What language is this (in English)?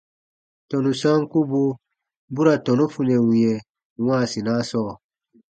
Baatonum